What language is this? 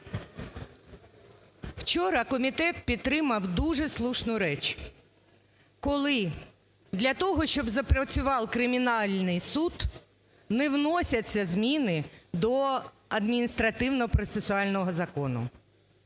Ukrainian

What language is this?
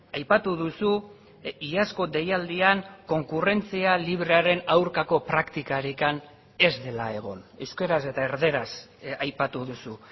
Basque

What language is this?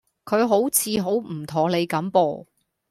Cantonese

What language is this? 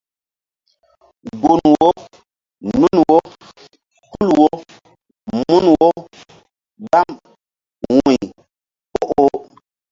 Mbum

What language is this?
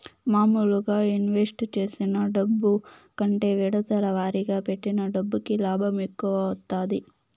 Telugu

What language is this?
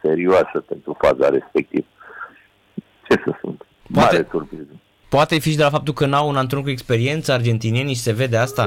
Romanian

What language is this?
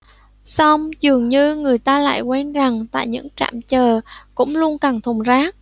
Vietnamese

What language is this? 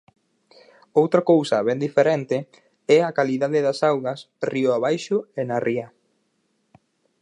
Galician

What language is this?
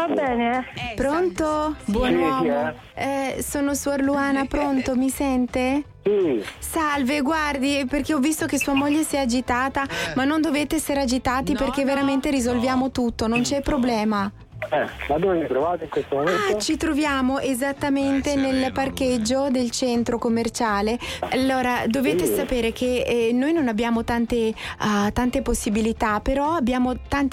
Italian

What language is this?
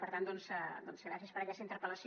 Catalan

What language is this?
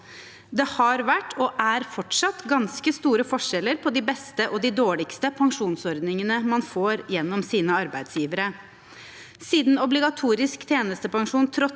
Norwegian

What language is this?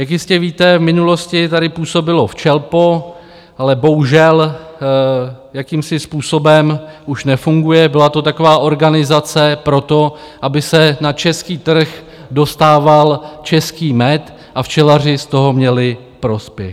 Czech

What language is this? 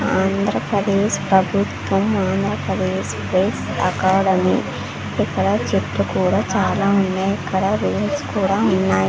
Telugu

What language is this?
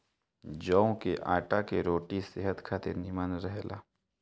Bhojpuri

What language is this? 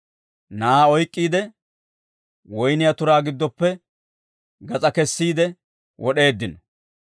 Dawro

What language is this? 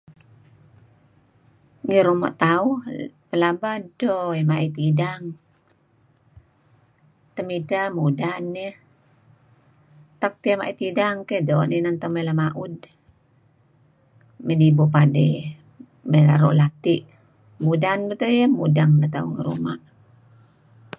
Kelabit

